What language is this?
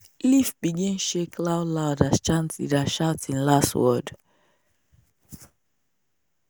Nigerian Pidgin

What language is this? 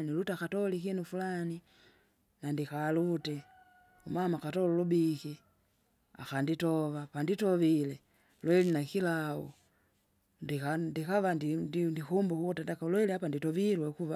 Kinga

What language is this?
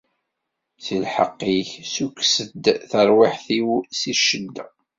Kabyle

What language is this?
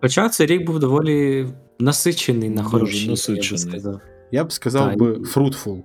Ukrainian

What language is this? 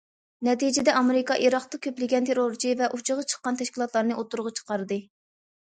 Uyghur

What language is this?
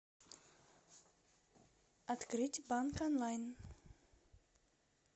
Russian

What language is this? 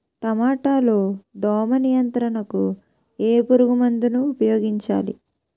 Telugu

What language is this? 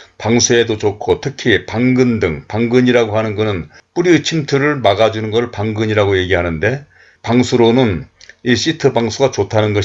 Korean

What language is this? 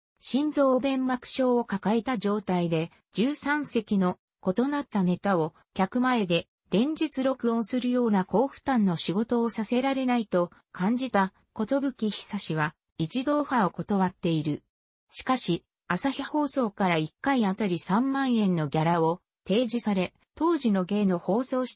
Japanese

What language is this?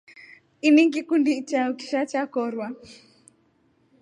Rombo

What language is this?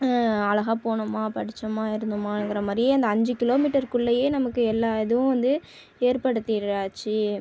Tamil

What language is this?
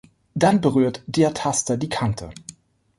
German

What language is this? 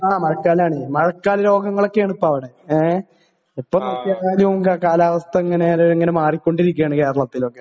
Malayalam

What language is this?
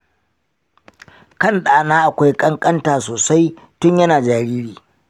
Hausa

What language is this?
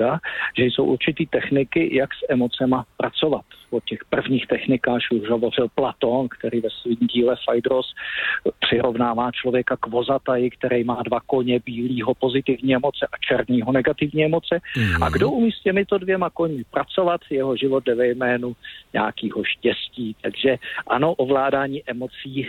Czech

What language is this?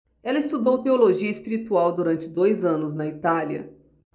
Portuguese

